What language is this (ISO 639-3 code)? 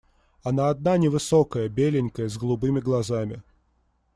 rus